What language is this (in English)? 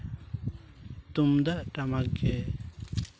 Santali